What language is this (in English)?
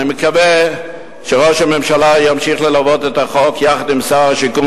Hebrew